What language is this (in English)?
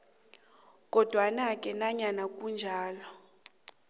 South Ndebele